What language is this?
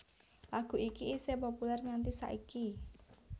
Javanese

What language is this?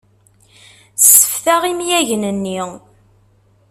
Kabyle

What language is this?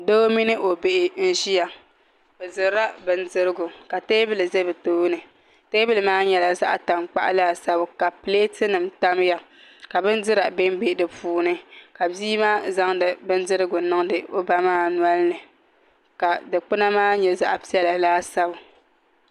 Dagbani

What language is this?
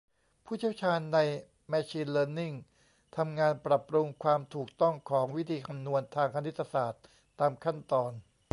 Thai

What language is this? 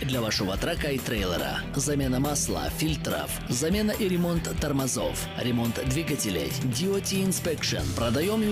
Russian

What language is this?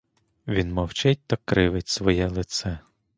Ukrainian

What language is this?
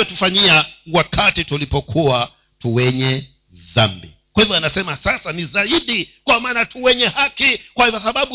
Swahili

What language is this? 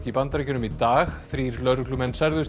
Icelandic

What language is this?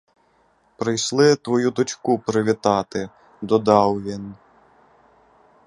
Ukrainian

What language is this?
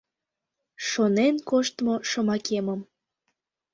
Mari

